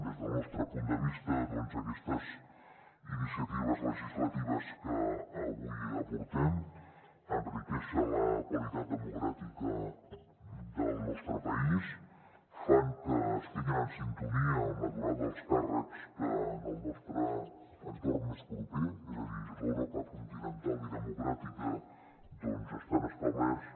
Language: Catalan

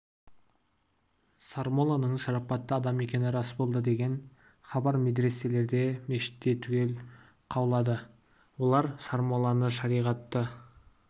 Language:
Kazakh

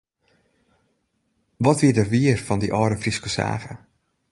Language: Western Frisian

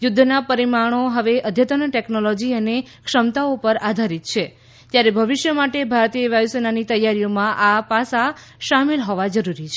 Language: Gujarati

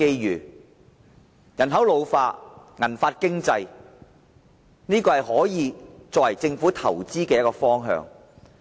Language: Cantonese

